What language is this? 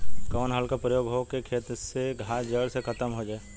Bhojpuri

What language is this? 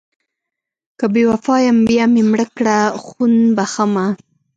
Pashto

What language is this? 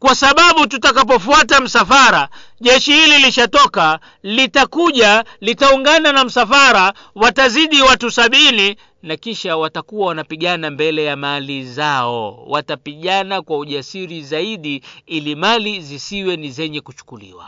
Swahili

